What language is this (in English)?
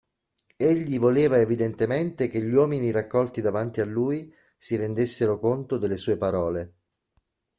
Italian